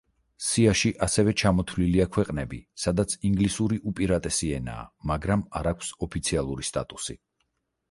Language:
Georgian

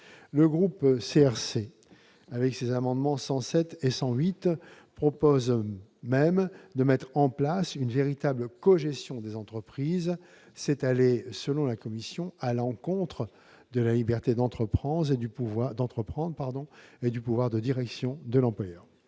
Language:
French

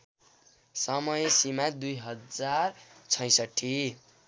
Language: Nepali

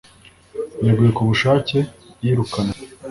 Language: Kinyarwanda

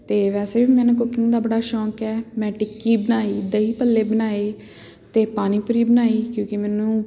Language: Punjabi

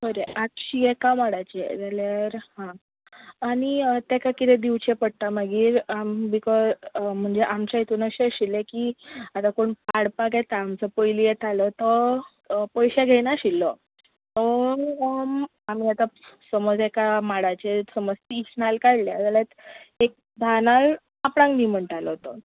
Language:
Konkani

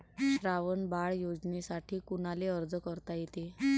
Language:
Marathi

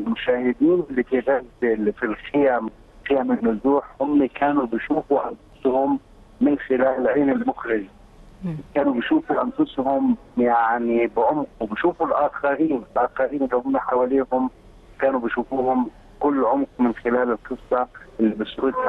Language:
Arabic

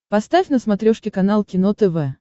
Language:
Russian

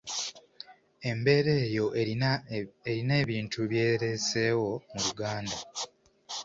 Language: Ganda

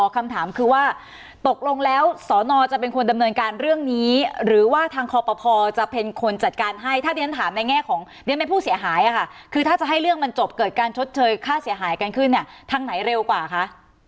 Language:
Thai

